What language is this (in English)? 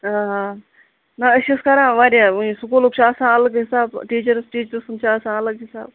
Kashmiri